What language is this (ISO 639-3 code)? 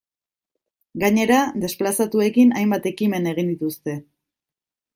eus